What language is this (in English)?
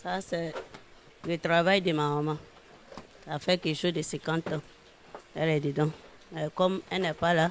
French